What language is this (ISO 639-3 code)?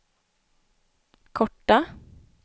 swe